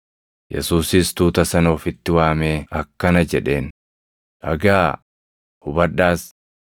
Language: Oromo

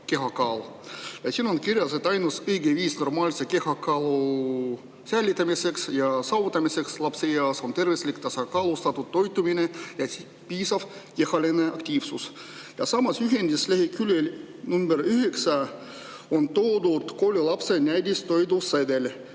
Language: Estonian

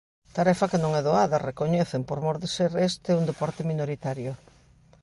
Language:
Galician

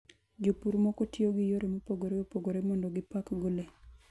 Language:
Luo (Kenya and Tanzania)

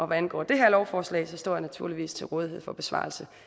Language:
Danish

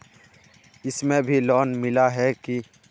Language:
Magahi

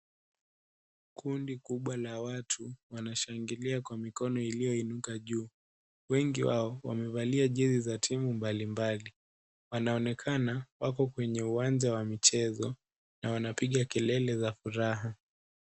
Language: Swahili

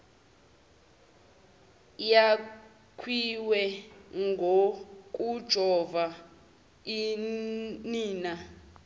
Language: Zulu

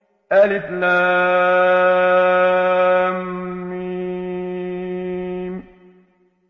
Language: Arabic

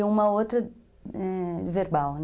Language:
Portuguese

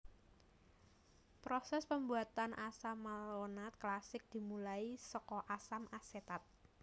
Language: Javanese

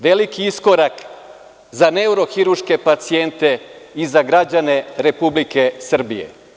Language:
Serbian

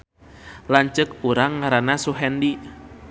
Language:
Sundanese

